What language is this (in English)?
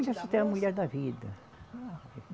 Portuguese